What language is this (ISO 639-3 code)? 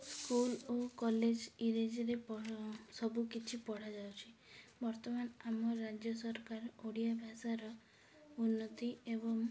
ori